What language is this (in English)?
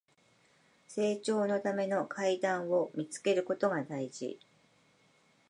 Japanese